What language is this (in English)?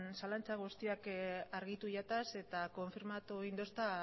Basque